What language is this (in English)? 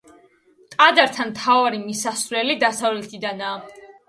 Georgian